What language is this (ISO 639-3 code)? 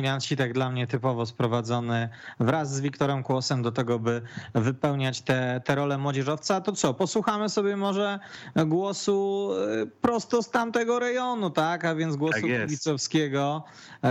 pol